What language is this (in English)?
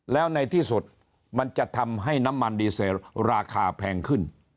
Thai